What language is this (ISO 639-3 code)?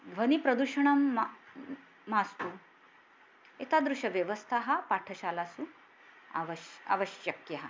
san